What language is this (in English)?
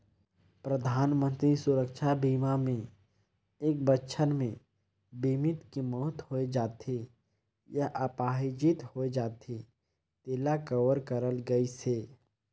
Chhattisgarhi